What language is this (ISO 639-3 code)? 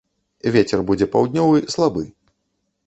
bel